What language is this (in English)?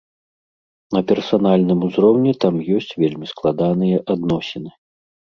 Belarusian